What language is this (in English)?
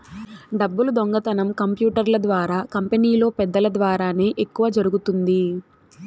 Telugu